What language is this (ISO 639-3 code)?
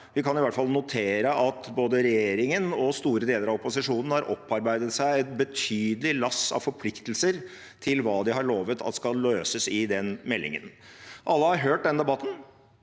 nor